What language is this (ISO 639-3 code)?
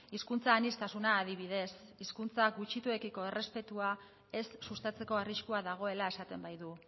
eus